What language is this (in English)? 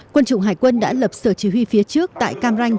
Vietnamese